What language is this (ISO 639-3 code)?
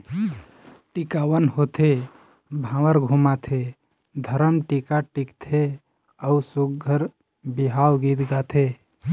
hne